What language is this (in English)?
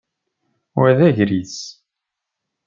Kabyle